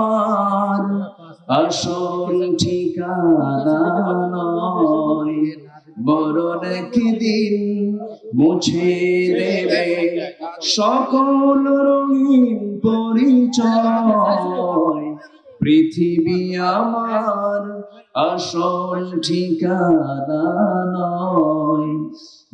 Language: Italian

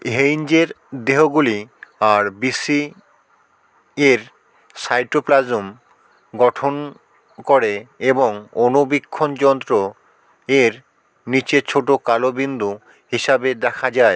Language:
Bangla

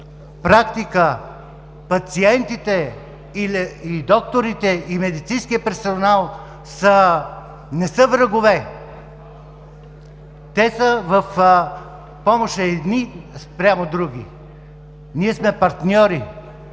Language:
Bulgarian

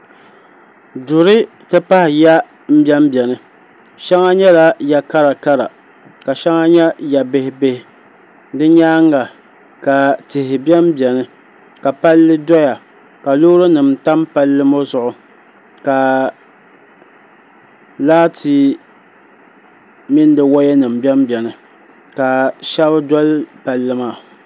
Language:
Dagbani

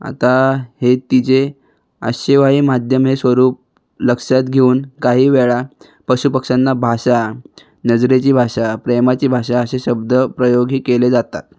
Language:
Marathi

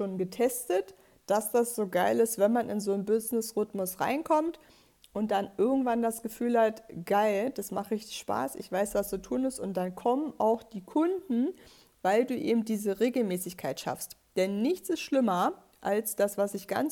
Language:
German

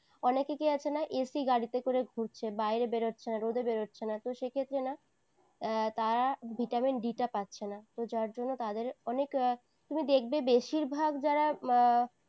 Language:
Bangla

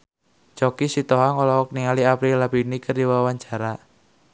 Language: Sundanese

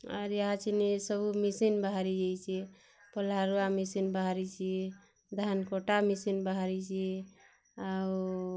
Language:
Odia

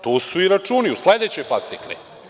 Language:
Serbian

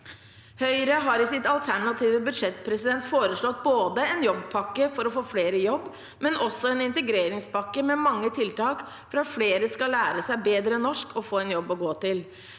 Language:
Norwegian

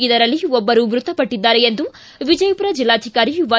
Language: Kannada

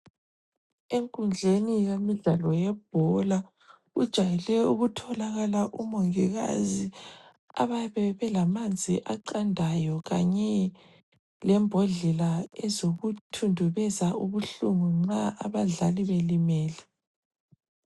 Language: North Ndebele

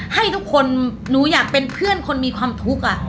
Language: Thai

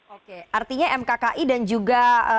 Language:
Indonesian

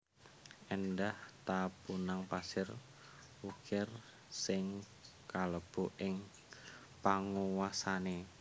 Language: Javanese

